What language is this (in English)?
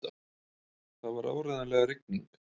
Icelandic